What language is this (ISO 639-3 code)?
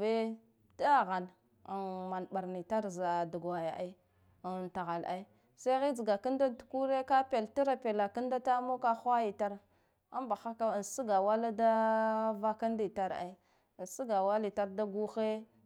gdf